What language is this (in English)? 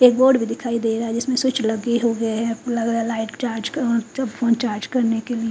Hindi